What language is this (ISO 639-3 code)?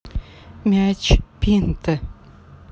rus